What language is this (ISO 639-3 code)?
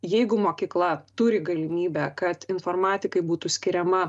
lit